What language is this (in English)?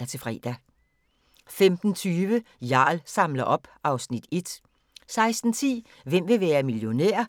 Danish